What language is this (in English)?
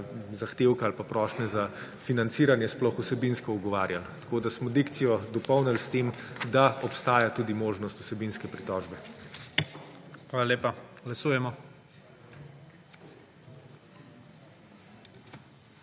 Slovenian